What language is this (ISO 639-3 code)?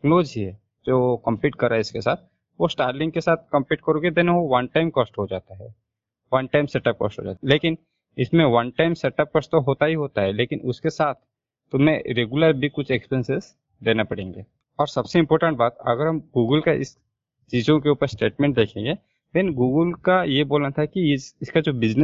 hin